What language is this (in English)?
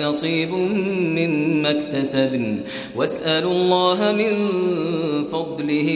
Arabic